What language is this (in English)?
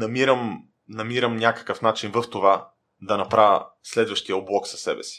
Bulgarian